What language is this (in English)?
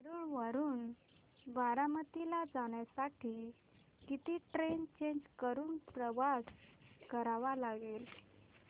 Marathi